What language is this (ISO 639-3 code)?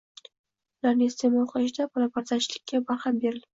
uzb